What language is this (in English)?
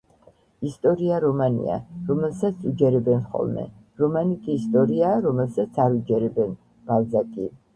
Georgian